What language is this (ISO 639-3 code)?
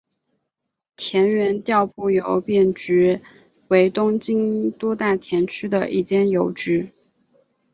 zho